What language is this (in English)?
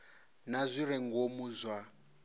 Venda